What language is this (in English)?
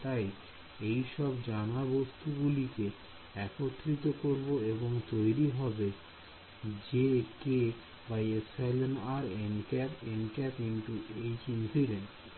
Bangla